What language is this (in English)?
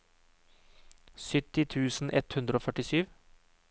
Norwegian